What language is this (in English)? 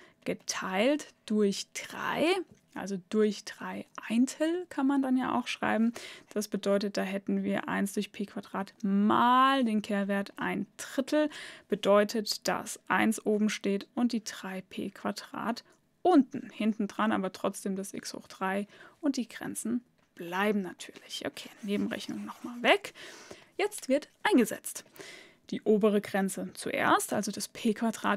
German